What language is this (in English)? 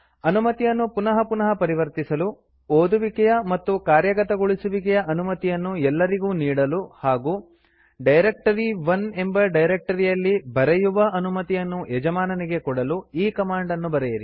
Kannada